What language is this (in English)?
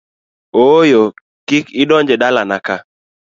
Luo (Kenya and Tanzania)